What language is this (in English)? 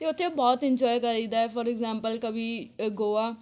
Punjabi